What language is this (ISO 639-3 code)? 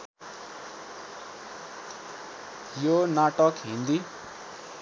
nep